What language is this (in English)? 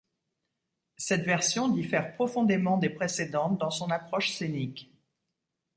French